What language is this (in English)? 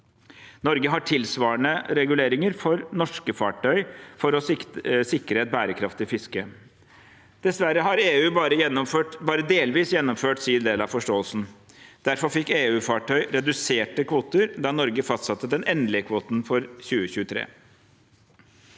Norwegian